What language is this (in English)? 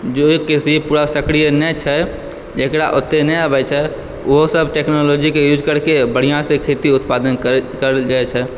Maithili